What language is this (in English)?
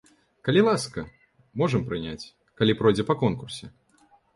Belarusian